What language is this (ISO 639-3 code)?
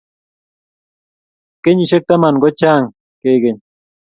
kln